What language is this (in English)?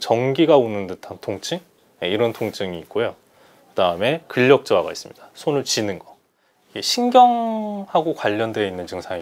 Korean